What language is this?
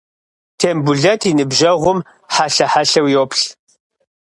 Kabardian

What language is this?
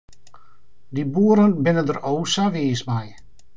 Western Frisian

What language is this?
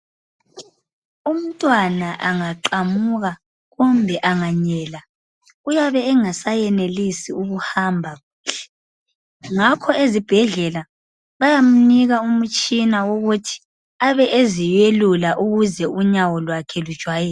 North Ndebele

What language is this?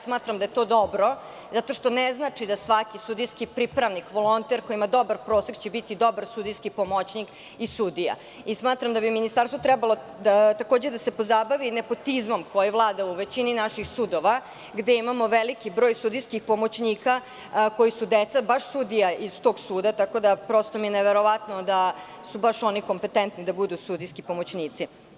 Serbian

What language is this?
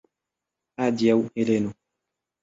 Esperanto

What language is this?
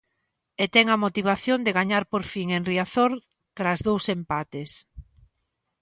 Galician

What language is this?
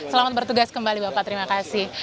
Indonesian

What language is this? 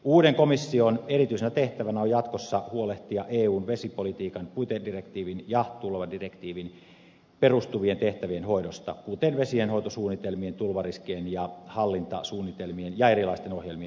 Finnish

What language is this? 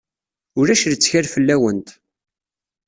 Kabyle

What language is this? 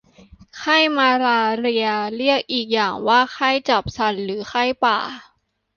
Thai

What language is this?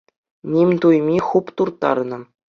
Chuvash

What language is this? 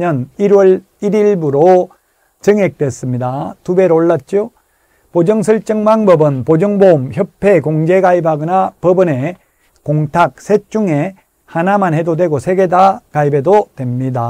Korean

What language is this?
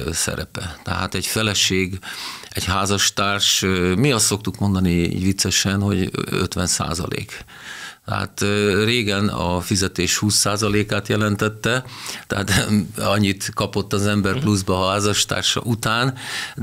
Hungarian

